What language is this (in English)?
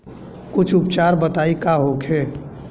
Bhojpuri